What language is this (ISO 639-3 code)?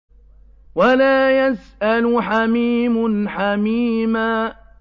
ara